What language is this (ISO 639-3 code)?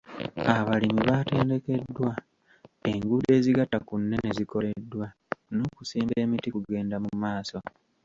lug